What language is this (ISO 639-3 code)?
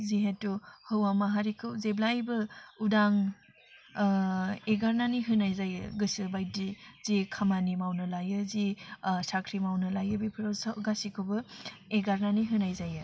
brx